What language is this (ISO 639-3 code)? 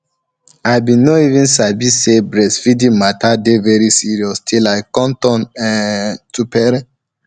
pcm